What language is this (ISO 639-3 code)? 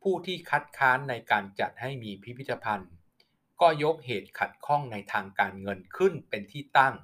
tha